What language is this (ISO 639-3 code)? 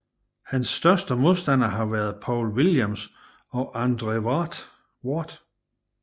dan